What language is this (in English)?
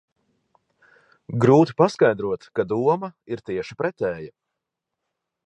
Latvian